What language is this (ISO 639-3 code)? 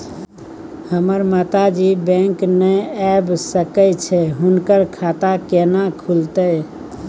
mai